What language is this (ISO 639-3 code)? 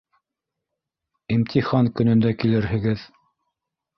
bak